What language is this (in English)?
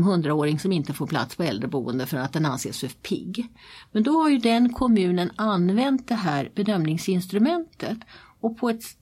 Swedish